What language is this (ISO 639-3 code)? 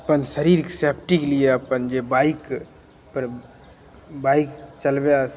mai